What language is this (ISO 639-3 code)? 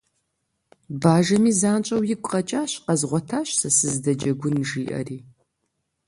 kbd